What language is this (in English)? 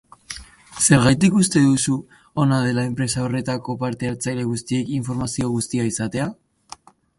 Basque